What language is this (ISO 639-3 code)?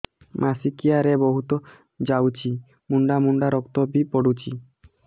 ori